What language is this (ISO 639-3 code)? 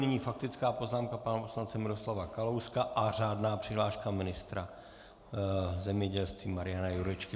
ces